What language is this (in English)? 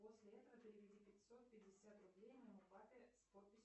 Russian